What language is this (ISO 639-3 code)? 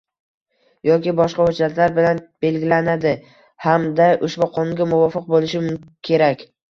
uzb